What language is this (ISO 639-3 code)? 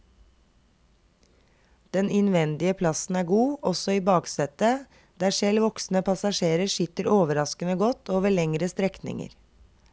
nor